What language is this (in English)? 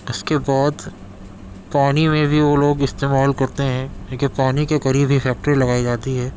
Urdu